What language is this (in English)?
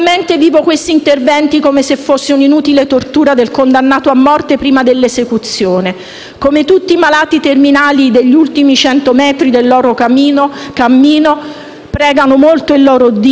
Italian